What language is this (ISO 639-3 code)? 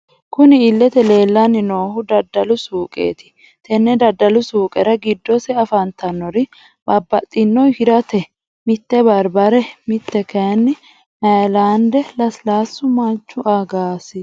sid